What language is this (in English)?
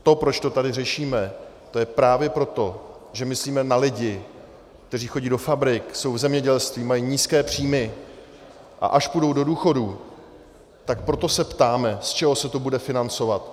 Czech